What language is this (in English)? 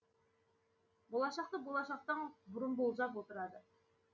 Kazakh